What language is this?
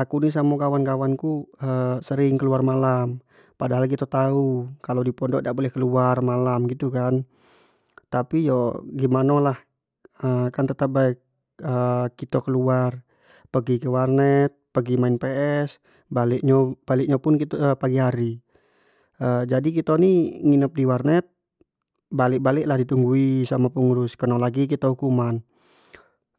Jambi Malay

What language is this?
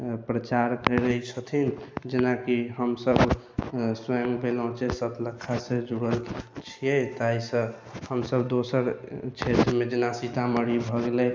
Maithili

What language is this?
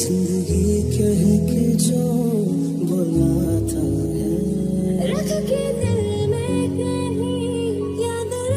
Arabic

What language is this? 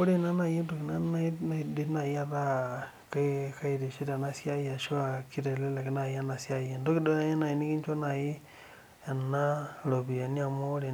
Masai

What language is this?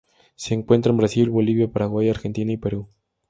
Spanish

